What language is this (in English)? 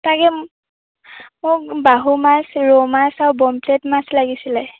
Assamese